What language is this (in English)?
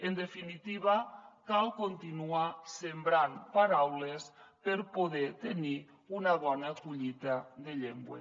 Catalan